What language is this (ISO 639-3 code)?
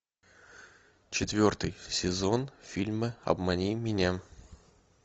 rus